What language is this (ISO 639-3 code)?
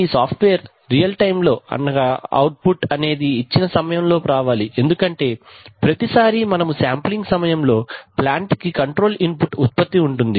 tel